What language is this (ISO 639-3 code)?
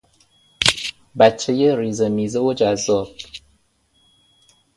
fas